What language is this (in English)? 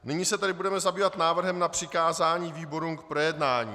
Czech